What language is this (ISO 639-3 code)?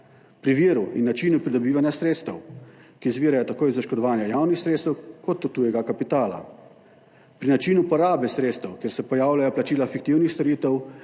slv